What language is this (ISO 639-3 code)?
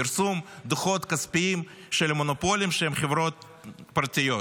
heb